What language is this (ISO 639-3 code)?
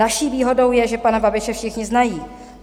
ces